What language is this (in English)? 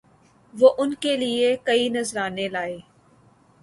Urdu